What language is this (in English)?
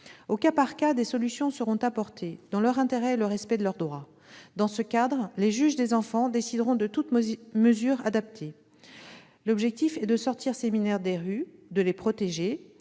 French